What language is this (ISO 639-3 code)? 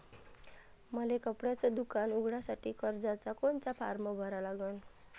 mar